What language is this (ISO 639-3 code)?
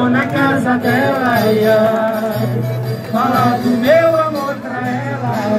tha